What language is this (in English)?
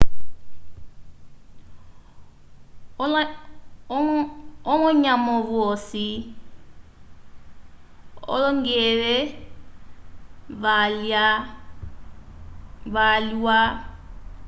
Umbundu